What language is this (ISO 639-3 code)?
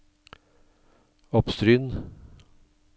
nor